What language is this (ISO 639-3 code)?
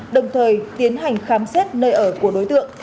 vie